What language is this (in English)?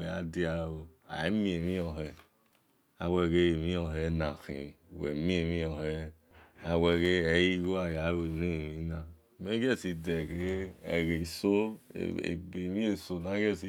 Esan